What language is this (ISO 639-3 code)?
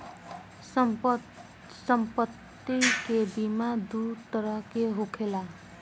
bho